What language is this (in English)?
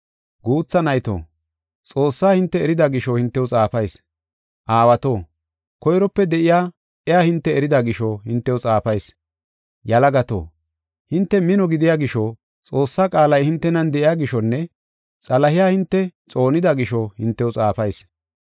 Gofa